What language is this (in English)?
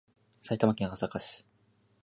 Japanese